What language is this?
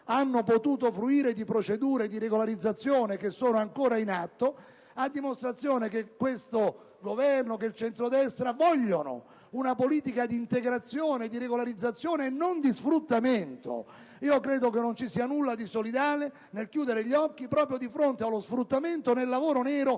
Italian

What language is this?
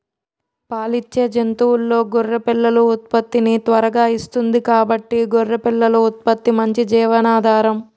Telugu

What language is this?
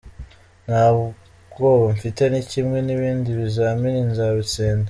Kinyarwanda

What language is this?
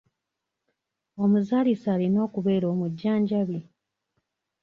Ganda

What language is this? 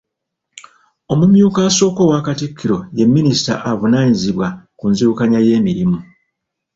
Ganda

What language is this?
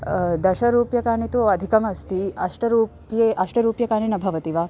Sanskrit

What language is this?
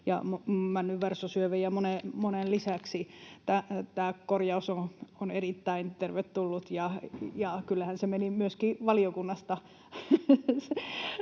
Finnish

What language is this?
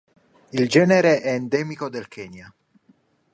Italian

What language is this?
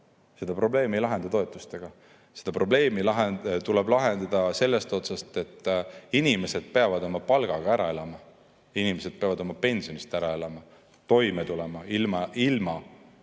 Estonian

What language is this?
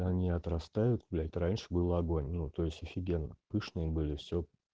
Russian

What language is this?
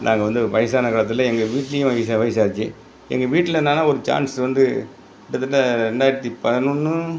Tamil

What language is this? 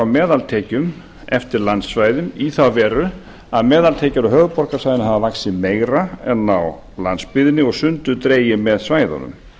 Icelandic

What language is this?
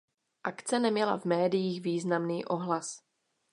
Czech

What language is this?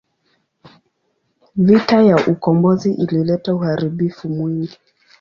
Swahili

